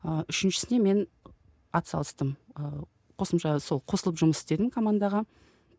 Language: Kazakh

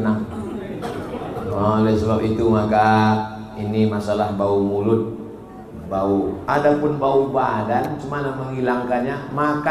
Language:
Indonesian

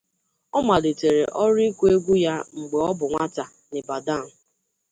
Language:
Igbo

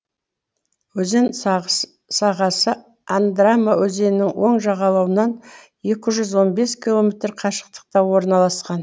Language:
Kazakh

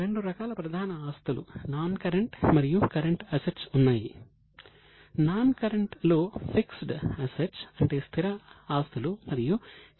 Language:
Telugu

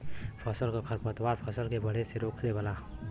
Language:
Bhojpuri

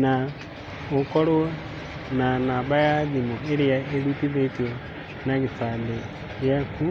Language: Kikuyu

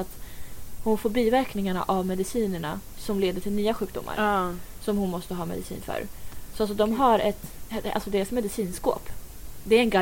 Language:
Swedish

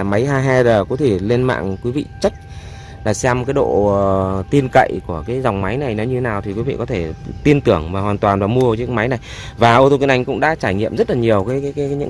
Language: Vietnamese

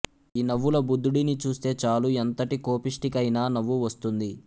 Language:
Telugu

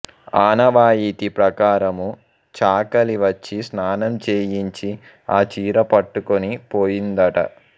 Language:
Telugu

